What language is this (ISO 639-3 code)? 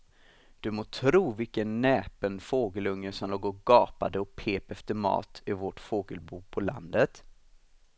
swe